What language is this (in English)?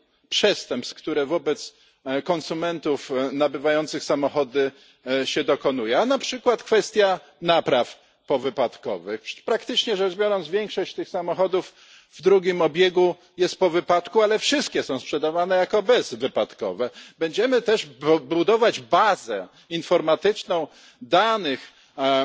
Polish